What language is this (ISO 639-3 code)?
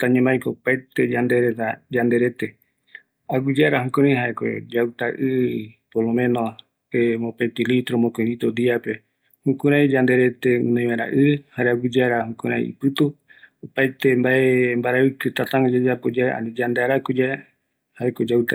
gui